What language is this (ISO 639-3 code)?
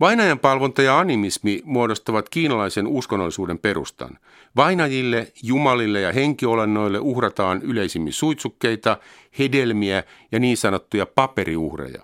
fin